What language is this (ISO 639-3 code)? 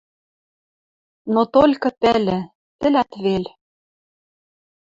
mrj